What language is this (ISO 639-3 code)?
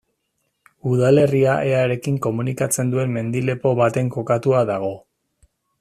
eus